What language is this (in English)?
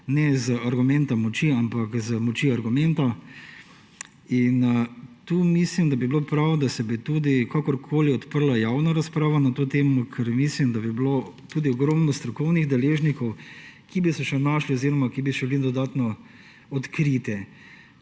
Slovenian